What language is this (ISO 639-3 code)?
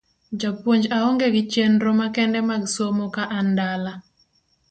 luo